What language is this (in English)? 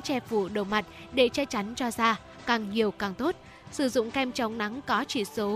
Vietnamese